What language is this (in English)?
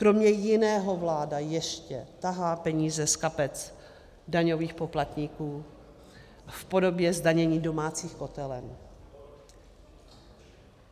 Czech